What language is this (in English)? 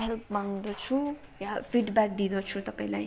Nepali